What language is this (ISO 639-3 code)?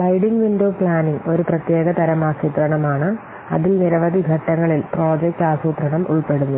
mal